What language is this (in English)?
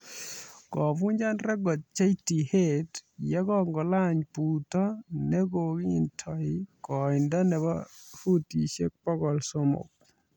Kalenjin